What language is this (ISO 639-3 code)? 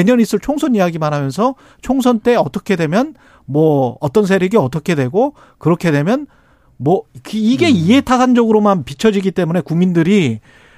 kor